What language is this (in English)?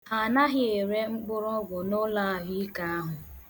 Igbo